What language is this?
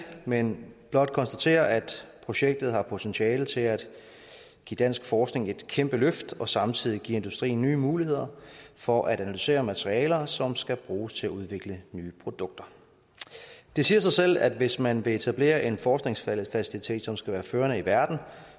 Danish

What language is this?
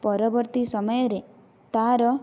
Odia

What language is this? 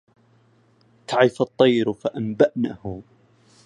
Arabic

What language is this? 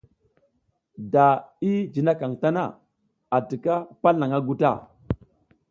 South Giziga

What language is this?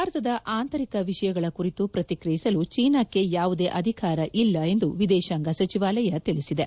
Kannada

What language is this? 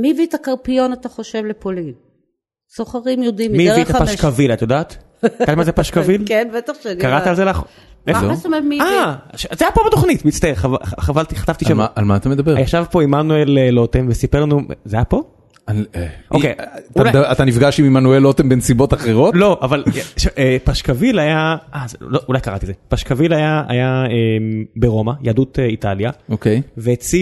Hebrew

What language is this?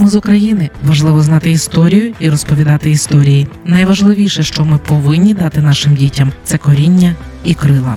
Ukrainian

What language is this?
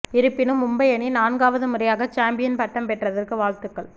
Tamil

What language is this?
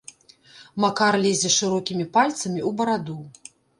Belarusian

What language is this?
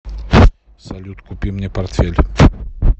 Russian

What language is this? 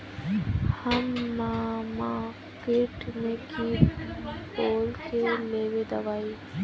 Magahi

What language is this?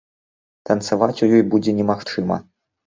Belarusian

